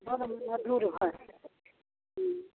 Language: Maithili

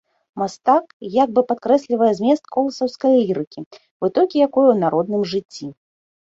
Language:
Belarusian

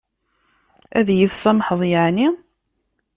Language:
Kabyle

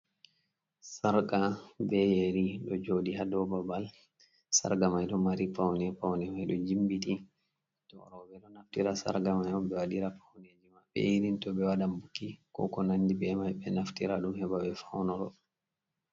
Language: Fula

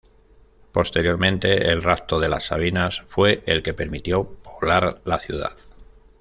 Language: Spanish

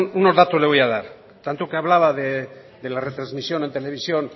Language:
Spanish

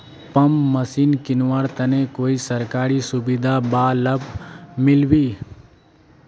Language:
Magahi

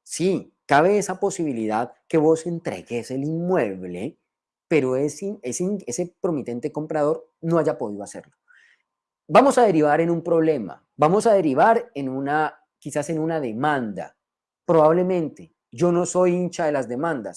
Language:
Spanish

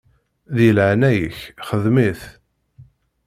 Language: Kabyle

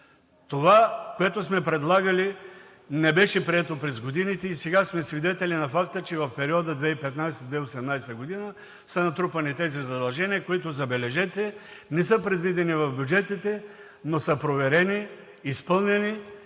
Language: Bulgarian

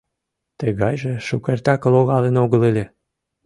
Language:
Mari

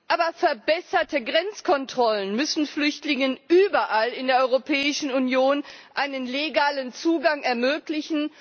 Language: German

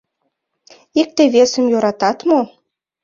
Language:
Mari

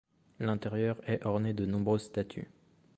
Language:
French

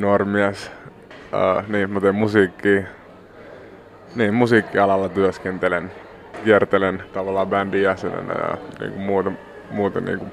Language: Finnish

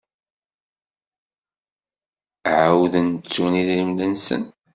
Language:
Kabyle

